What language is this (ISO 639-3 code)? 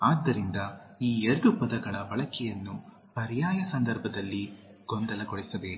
kan